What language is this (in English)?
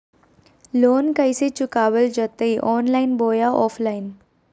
Magahi